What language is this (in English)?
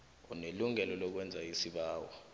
South Ndebele